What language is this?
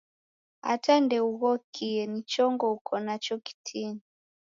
Taita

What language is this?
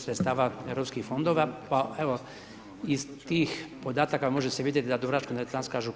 Croatian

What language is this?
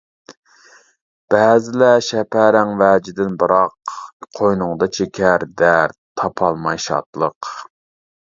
Uyghur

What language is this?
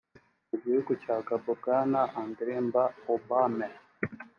Kinyarwanda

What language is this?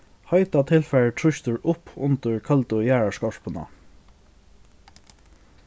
Faroese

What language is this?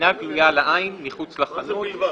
Hebrew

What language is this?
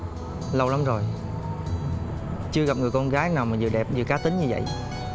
Vietnamese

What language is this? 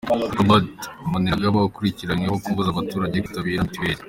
Kinyarwanda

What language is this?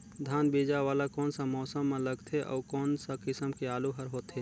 Chhattisgarhi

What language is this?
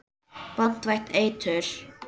Icelandic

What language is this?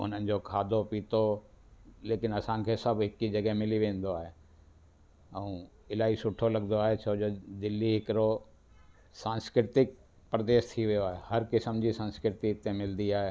Sindhi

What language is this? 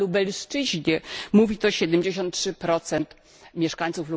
Polish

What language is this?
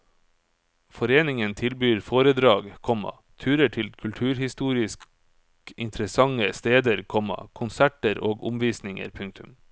Norwegian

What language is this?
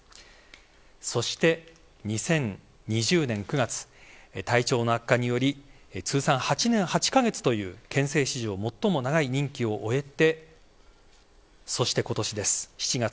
Japanese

